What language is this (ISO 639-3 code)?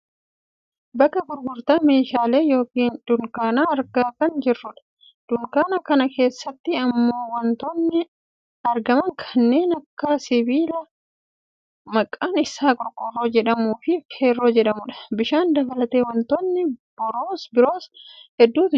orm